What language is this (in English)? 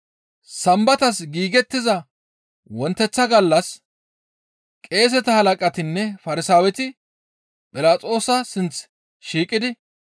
Gamo